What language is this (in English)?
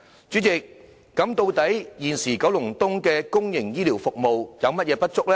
Cantonese